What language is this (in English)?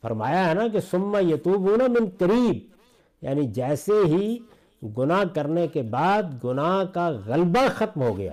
Urdu